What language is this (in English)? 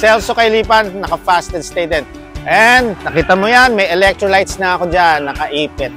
Filipino